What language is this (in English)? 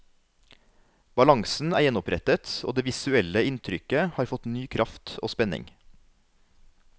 Norwegian